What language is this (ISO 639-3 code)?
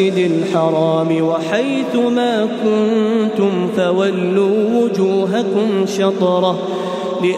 ara